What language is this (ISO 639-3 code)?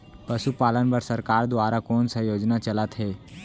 hne